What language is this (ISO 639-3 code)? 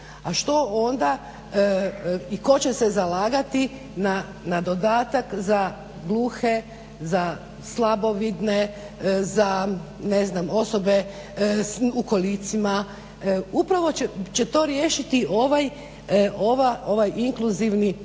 hrv